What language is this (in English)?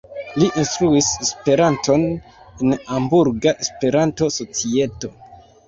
Esperanto